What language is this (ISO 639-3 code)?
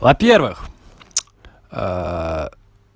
rus